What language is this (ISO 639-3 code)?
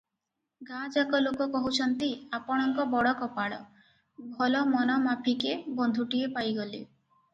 ori